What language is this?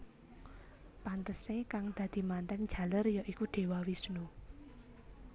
Javanese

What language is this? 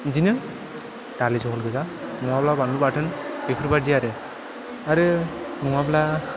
Bodo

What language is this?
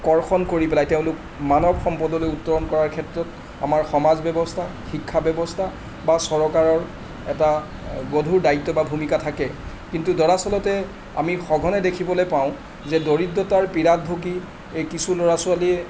Assamese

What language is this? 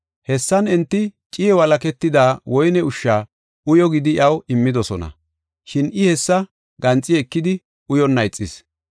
Gofa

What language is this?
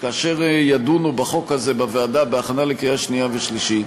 Hebrew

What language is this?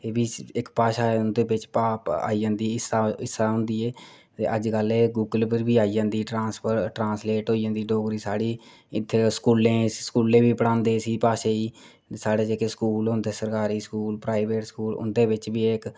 Dogri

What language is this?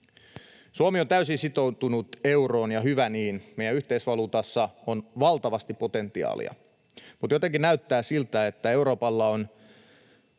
Finnish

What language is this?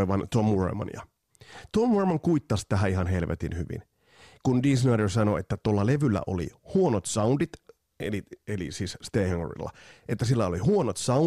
Finnish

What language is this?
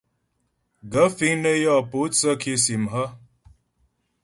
Ghomala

